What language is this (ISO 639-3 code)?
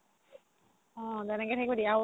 asm